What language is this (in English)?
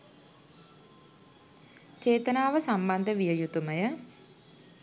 Sinhala